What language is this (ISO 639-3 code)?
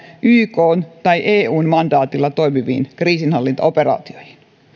fin